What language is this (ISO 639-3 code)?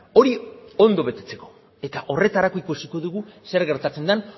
eus